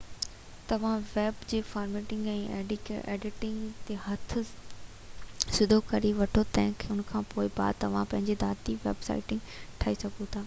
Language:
Sindhi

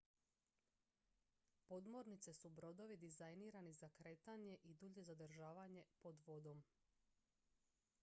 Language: Croatian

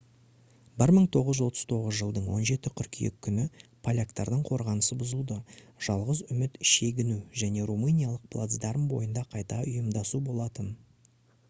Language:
Kazakh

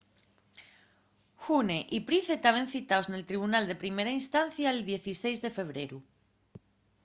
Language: Asturian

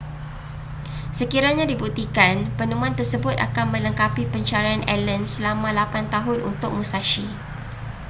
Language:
Malay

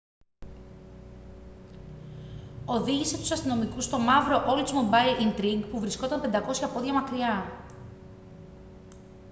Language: Greek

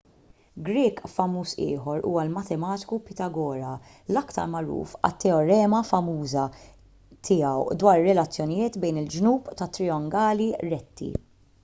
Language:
Maltese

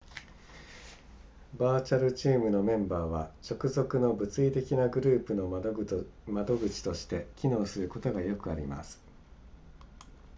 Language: Japanese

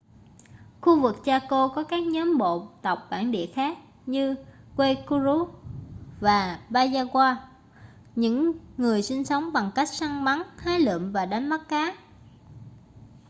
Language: Vietnamese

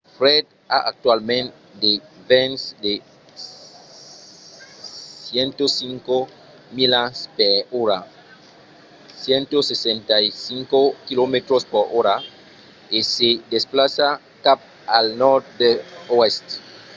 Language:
Occitan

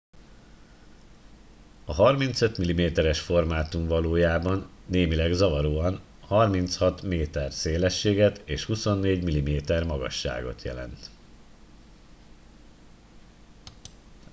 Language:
Hungarian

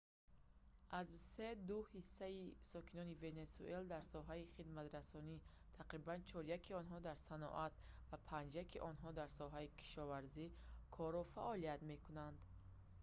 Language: Tajik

